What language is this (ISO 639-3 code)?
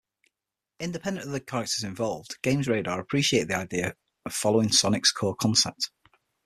eng